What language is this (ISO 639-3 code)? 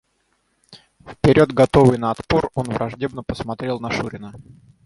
rus